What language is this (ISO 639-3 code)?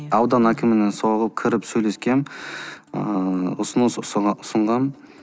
kaz